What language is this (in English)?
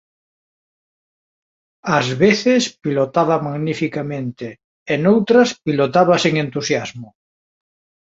Galician